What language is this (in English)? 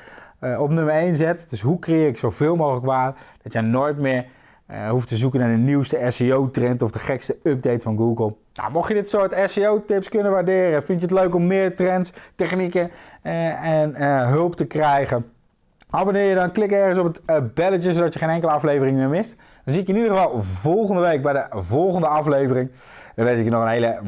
Dutch